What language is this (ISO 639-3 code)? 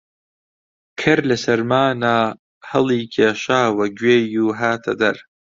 ckb